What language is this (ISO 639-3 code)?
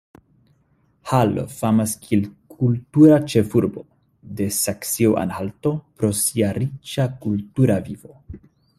epo